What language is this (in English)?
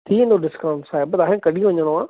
Sindhi